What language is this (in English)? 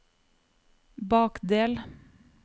Norwegian